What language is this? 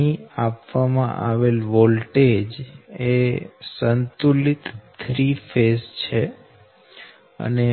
Gujarati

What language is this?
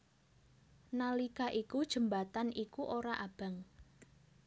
Javanese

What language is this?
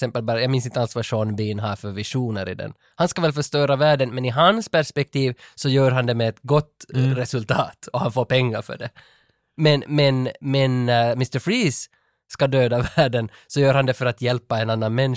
Swedish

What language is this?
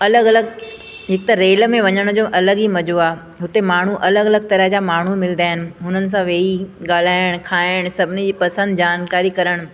Sindhi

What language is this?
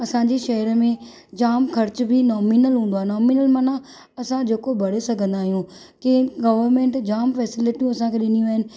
Sindhi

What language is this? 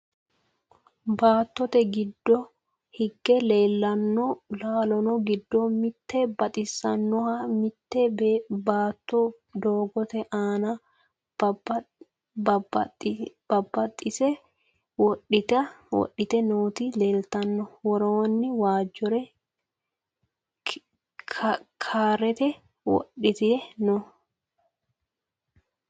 Sidamo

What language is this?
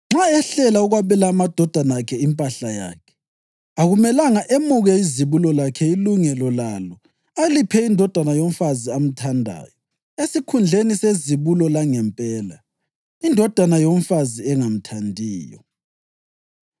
North Ndebele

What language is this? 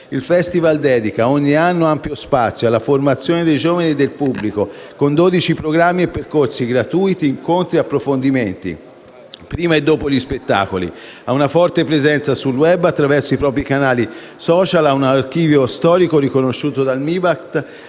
Italian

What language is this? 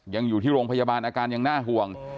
Thai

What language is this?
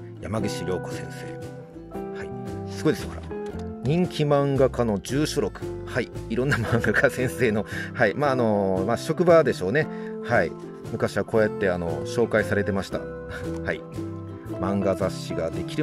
Japanese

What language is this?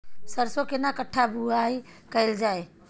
Maithili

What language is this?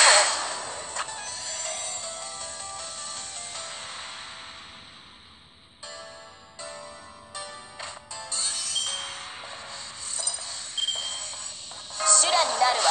Japanese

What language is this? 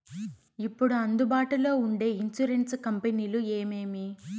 Telugu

